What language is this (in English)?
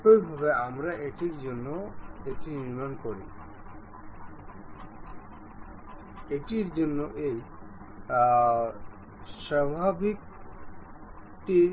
Bangla